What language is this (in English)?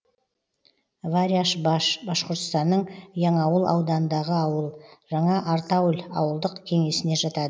Kazakh